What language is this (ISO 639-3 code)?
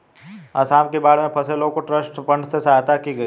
hin